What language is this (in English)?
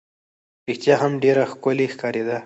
Pashto